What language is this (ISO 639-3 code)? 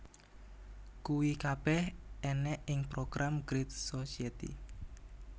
jav